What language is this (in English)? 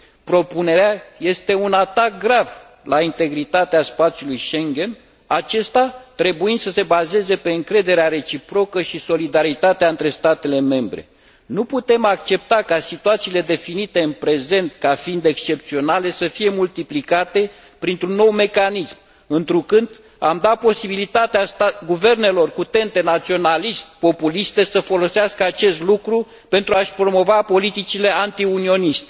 Romanian